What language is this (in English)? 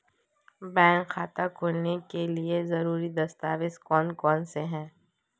Hindi